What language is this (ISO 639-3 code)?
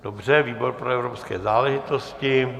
ces